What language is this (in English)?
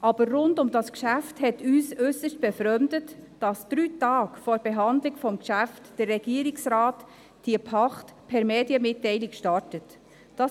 Swiss German